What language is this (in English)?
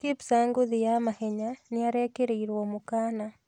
Kikuyu